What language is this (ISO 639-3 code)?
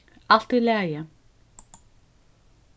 fao